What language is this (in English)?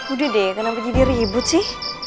Indonesian